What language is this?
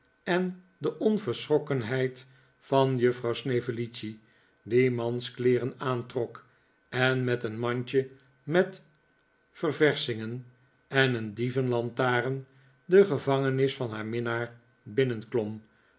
Dutch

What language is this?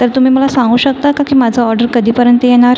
Marathi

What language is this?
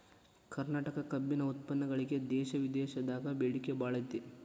Kannada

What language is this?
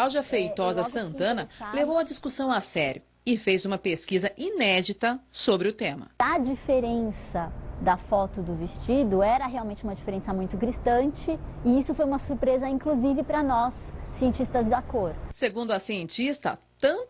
Portuguese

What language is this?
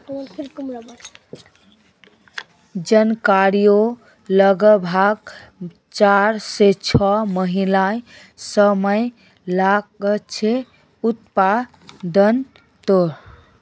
Magahi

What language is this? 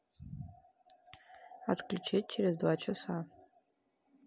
Russian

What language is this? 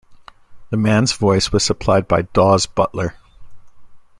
English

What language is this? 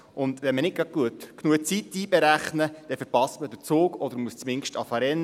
Swiss German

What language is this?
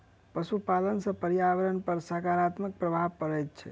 Maithili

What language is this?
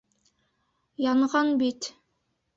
Bashkir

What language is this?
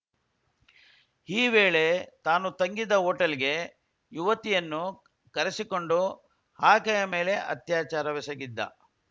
Kannada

